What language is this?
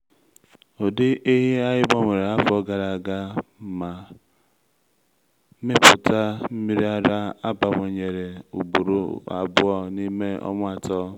Igbo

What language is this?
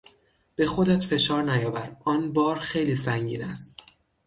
Persian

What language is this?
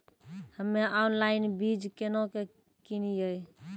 Maithili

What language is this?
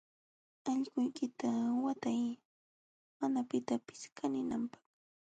Jauja Wanca Quechua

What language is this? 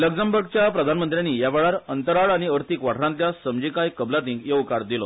Konkani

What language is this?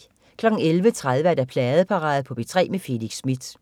Danish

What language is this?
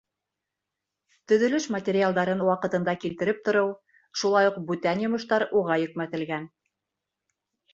Bashkir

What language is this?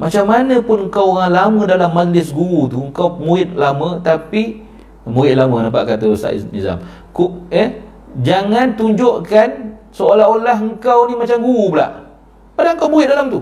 Malay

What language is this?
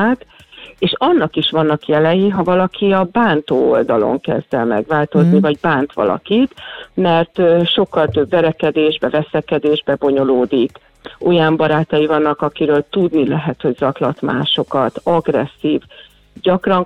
Hungarian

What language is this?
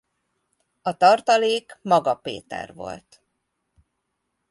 Hungarian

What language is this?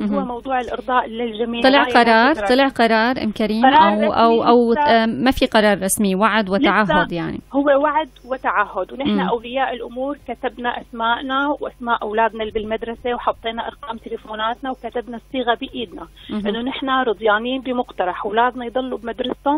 Arabic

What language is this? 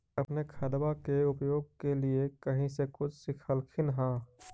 Magahi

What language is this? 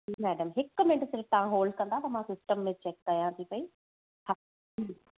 Sindhi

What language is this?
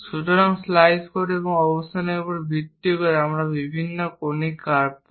Bangla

